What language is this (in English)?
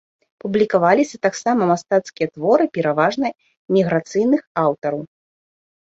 Belarusian